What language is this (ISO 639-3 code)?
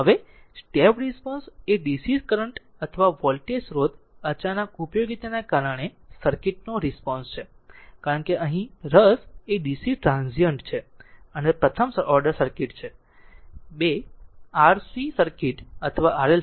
guj